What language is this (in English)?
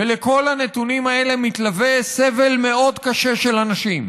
Hebrew